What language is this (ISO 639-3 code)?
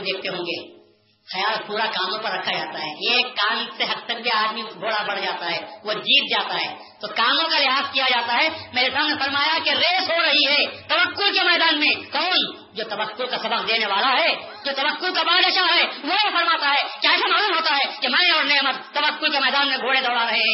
urd